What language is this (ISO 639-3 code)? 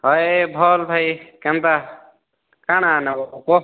ori